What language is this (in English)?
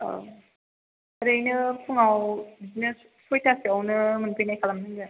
Bodo